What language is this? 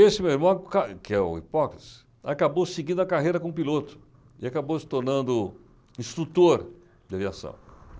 Portuguese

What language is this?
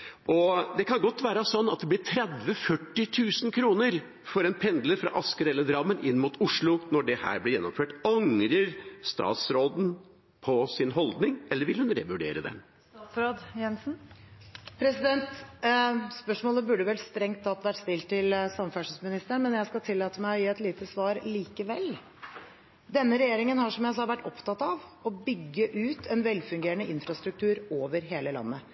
Norwegian Bokmål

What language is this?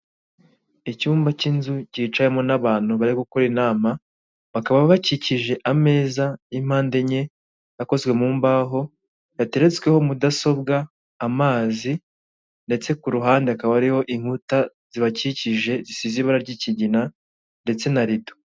Kinyarwanda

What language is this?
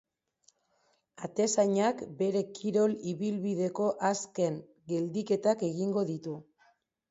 Basque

